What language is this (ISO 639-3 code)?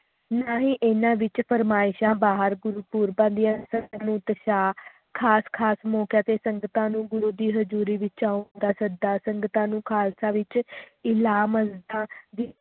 pan